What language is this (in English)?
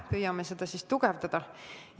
Estonian